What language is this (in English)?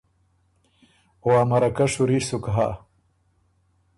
Ormuri